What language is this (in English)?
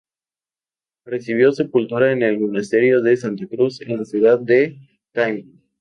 Spanish